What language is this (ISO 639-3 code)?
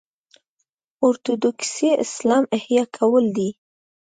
pus